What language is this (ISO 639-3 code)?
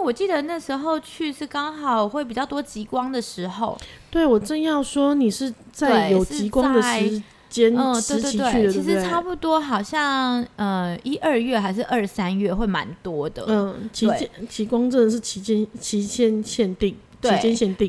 zho